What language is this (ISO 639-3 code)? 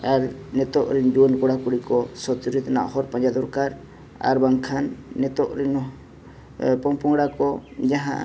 sat